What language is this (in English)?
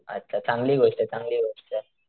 Marathi